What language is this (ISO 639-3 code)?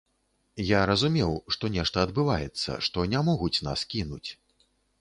bel